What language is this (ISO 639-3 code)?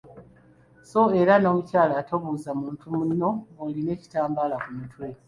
lug